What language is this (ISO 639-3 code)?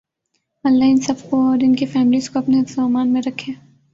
urd